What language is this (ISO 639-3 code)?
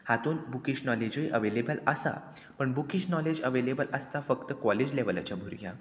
kok